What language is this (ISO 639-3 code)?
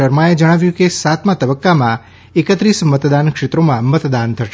guj